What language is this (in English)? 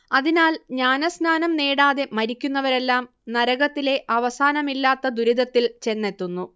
Malayalam